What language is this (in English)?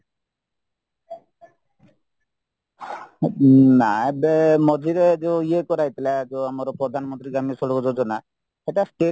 Odia